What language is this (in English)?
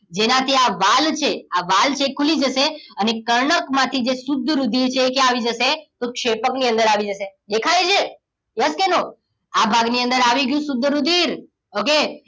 Gujarati